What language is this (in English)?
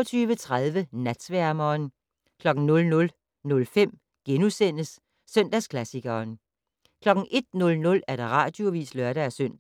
Danish